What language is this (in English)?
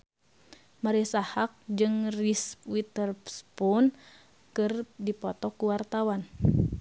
Sundanese